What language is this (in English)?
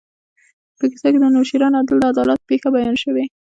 Pashto